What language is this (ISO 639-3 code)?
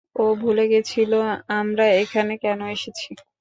ben